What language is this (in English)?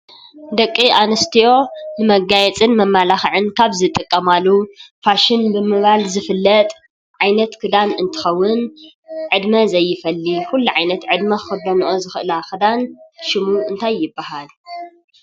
Tigrinya